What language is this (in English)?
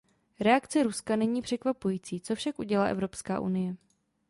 Czech